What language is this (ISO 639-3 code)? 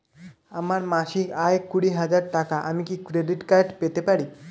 ben